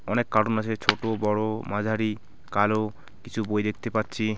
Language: Bangla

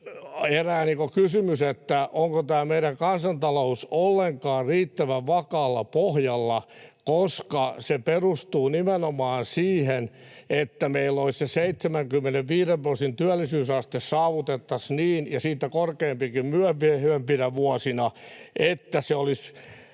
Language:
Finnish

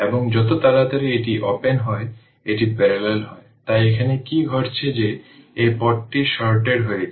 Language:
Bangla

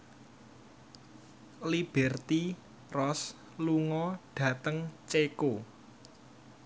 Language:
Javanese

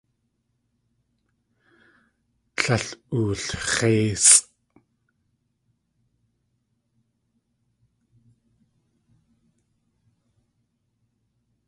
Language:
Tlingit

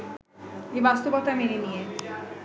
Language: Bangla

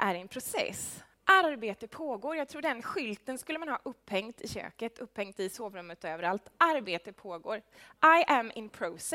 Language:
Swedish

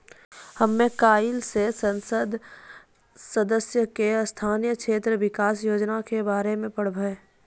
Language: Maithili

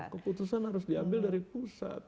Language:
Indonesian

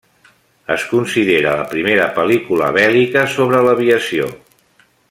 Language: Catalan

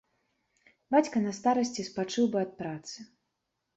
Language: Belarusian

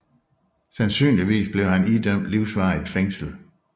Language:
Danish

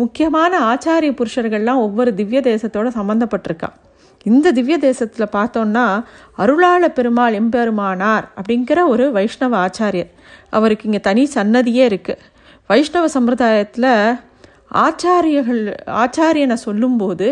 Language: Tamil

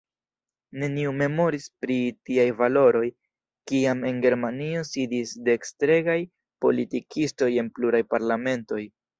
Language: Esperanto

